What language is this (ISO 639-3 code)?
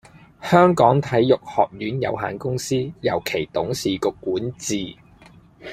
yue